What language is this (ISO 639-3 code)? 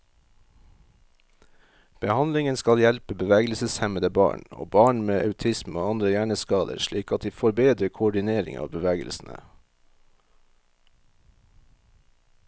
nor